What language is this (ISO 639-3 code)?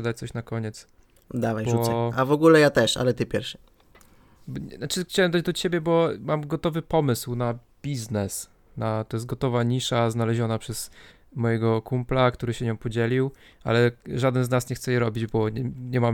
pol